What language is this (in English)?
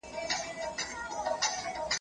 Pashto